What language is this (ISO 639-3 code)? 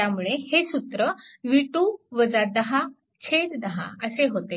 mar